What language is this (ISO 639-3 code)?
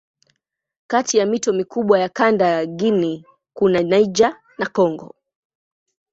swa